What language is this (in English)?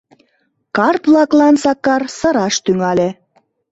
Mari